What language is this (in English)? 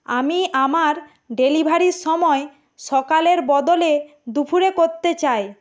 Bangla